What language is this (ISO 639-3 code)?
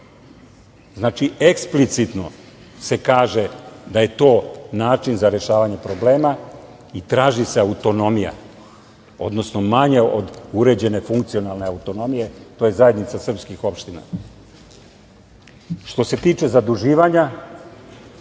srp